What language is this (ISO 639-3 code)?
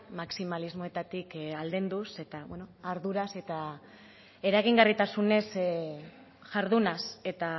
eus